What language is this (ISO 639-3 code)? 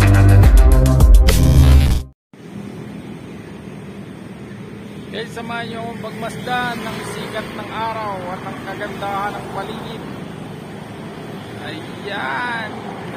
ron